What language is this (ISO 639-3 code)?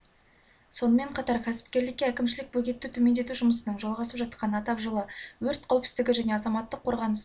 kaz